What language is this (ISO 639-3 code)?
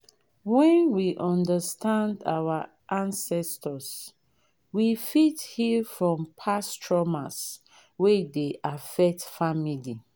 pcm